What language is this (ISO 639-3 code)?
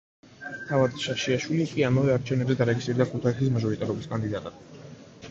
kat